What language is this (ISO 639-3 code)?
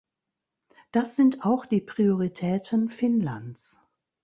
deu